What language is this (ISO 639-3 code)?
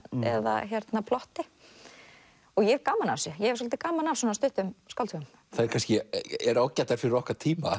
isl